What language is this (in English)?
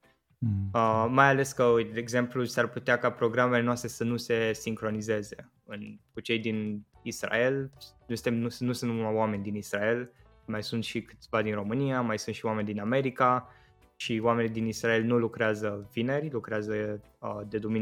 Romanian